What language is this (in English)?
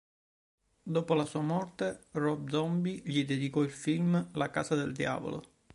Italian